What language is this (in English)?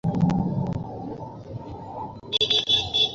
Bangla